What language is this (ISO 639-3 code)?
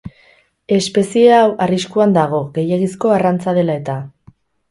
eus